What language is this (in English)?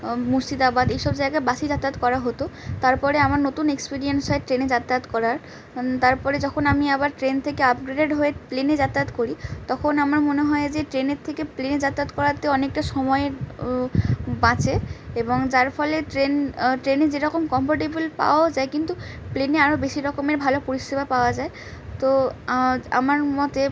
Bangla